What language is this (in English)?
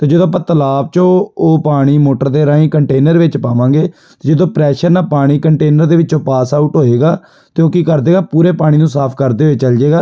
Punjabi